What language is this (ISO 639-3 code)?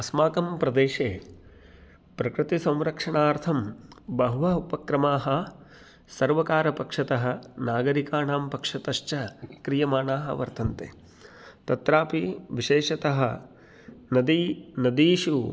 san